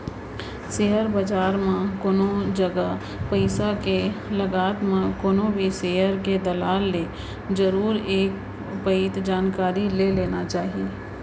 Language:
Chhattisgarhi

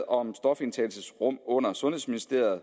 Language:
Danish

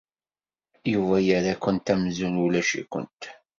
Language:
Kabyle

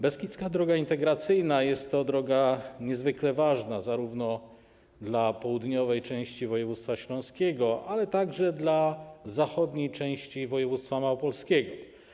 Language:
Polish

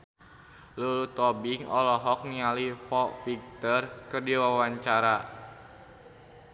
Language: Sundanese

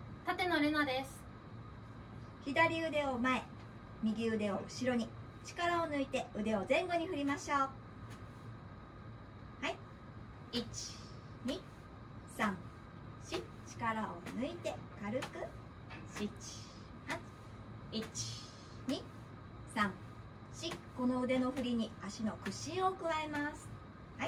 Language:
Japanese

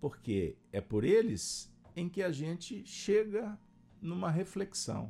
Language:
Portuguese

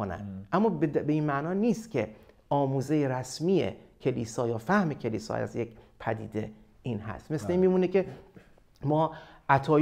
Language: Persian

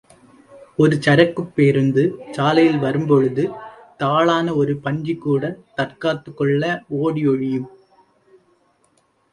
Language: Tamil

